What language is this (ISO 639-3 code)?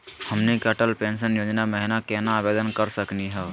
mag